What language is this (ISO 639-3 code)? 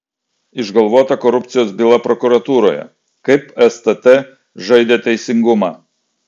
lit